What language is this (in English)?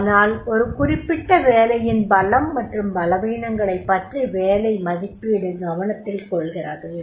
Tamil